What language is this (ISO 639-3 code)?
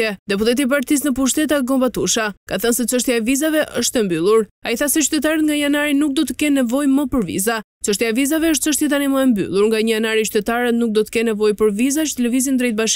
ron